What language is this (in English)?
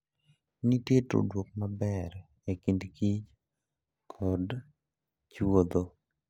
Luo (Kenya and Tanzania)